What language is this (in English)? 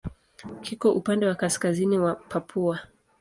Swahili